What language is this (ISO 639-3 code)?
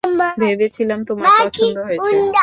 ben